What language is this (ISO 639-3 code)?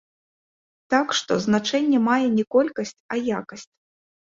bel